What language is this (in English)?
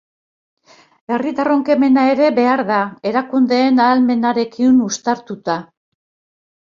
Basque